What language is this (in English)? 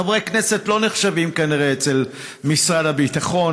Hebrew